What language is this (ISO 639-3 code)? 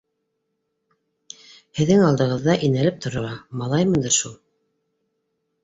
bak